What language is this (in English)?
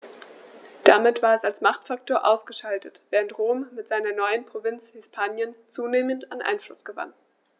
German